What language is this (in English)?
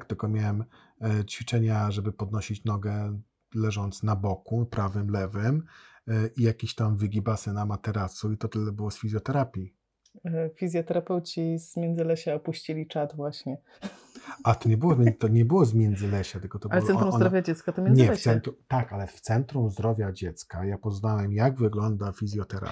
Polish